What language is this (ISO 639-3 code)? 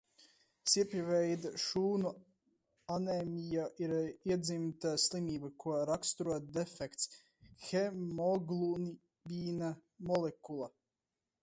lav